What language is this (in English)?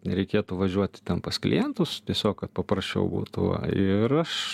Lithuanian